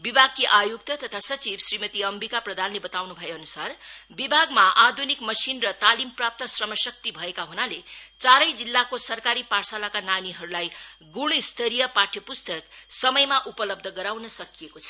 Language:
Nepali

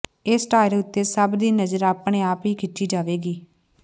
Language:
Punjabi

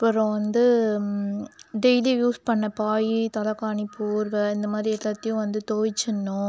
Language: Tamil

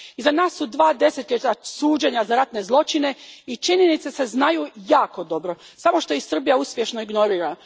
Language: Croatian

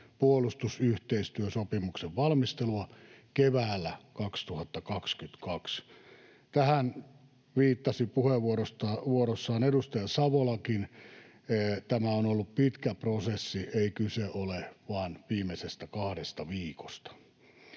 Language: Finnish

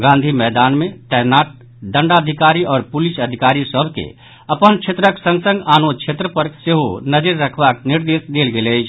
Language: Maithili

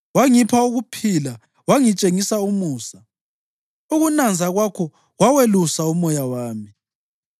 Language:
North Ndebele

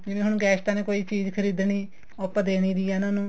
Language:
Punjabi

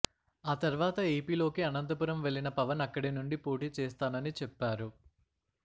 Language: Telugu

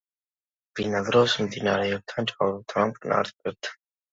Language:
Georgian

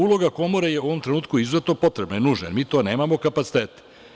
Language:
Serbian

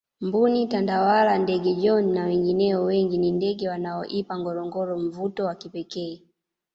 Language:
Swahili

